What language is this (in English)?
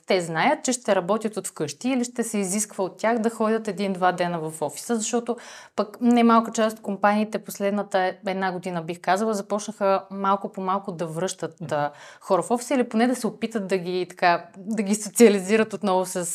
Bulgarian